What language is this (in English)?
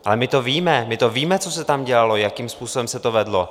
Czech